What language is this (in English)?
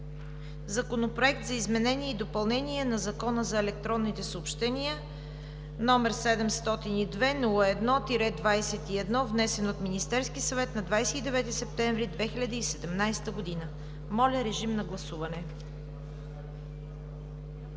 Bulgarian